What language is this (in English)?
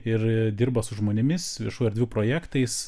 Lithuanian